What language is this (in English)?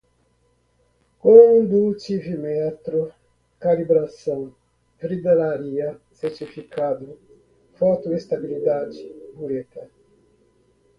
Portuguese